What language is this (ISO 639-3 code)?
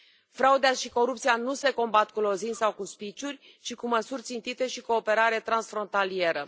ron